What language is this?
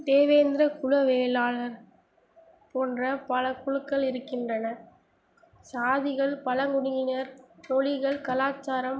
Tamil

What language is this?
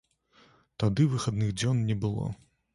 Belarusian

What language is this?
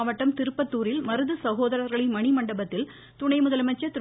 Tamil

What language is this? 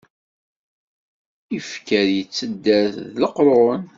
Kabyle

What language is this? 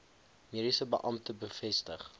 Afrikaans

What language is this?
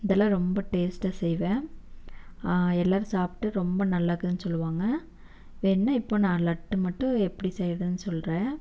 Tamil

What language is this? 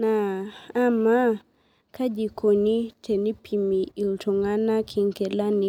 Masai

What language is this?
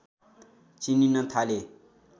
Nepali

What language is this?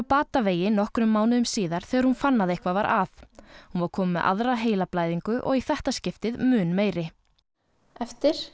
Icelandic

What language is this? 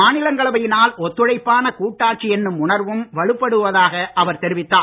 Tamil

